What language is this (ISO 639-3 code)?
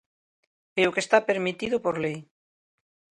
glg